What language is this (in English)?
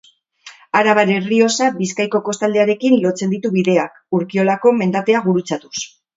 Basque